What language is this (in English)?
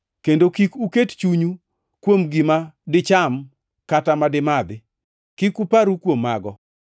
Luo (Kenya and Tanzania)